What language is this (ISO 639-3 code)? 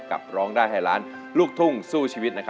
tha